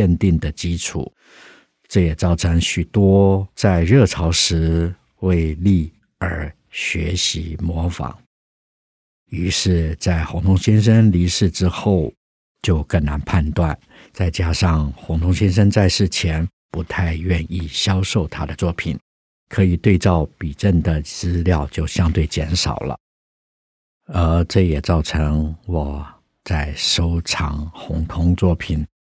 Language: Chinese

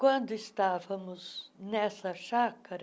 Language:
Portuguese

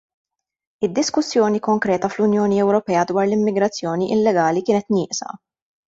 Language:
Maltese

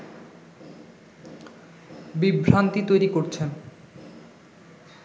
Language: Bangla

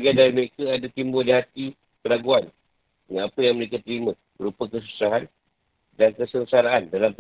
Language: Malay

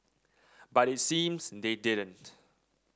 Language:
English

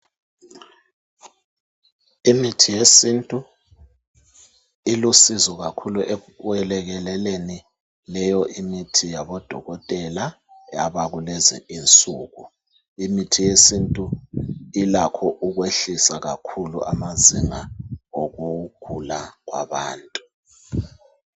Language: North Ndebele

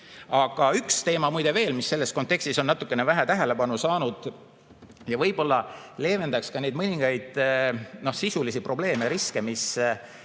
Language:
Estonian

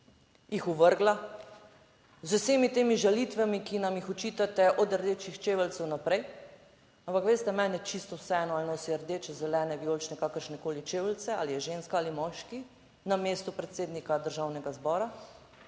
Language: Slovenian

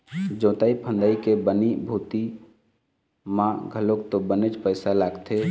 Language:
Chhattisgarhi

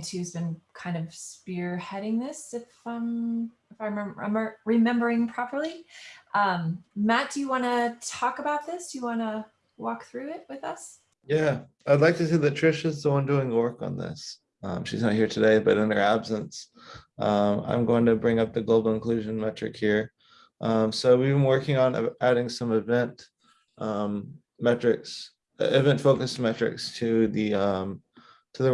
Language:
English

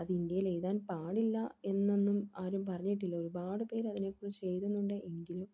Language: Malayalam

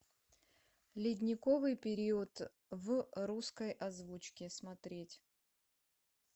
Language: Russian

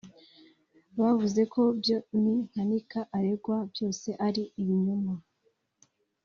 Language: Kinyarwanda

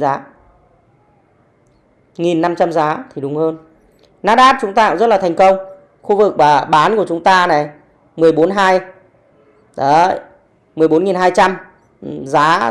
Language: Vietnamese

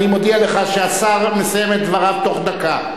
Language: Hebrew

